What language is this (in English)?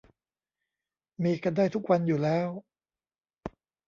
Thai